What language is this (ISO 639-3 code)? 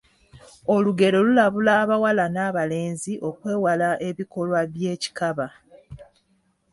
lug